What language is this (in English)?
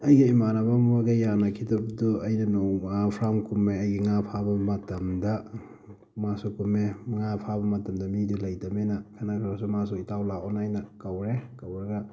Manipuri